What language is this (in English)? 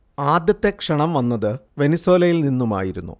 Malayalam